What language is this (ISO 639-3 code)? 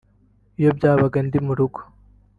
kin